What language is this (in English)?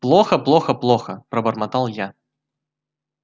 Russian